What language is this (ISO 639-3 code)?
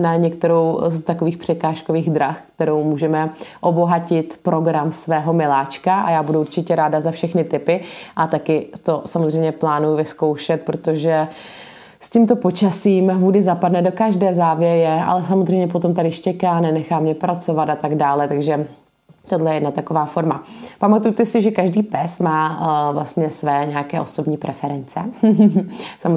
ces